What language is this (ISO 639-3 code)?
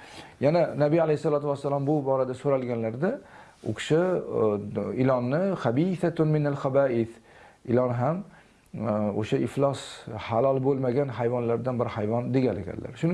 tur